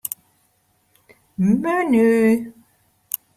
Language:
Western Frisian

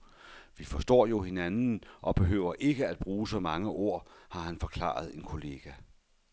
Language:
Danish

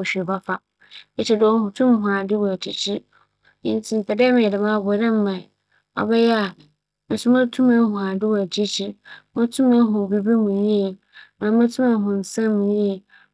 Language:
Akan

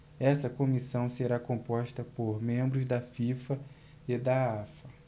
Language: Portuguese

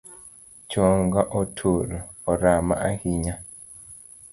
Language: Luo (Kenya and Tanzania)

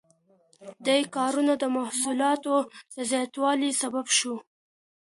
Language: Pashto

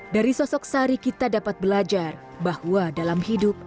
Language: Indonesian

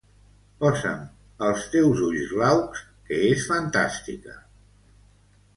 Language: Catalan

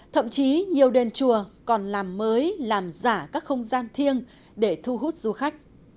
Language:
Vietnamese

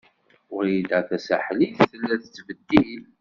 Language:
Kabyle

